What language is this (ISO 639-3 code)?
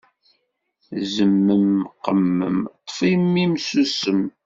kab